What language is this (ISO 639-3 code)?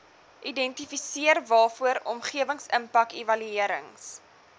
afr